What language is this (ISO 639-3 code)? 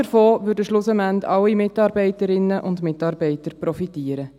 gsw